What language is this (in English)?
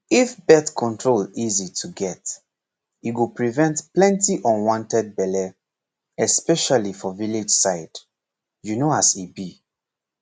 Nigerian Pidgin